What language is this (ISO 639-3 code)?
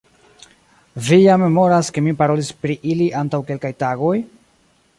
epo